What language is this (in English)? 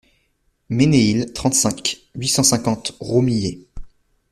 French